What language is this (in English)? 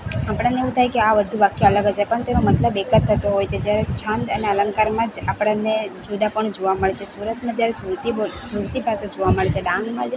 Gujarati